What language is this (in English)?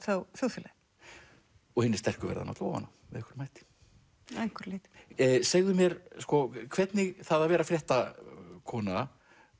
Icelandic